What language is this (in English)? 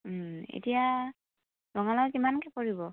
Assamese